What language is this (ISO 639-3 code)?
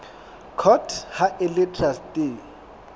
sot